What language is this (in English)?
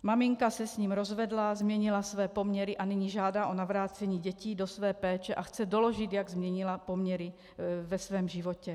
Czech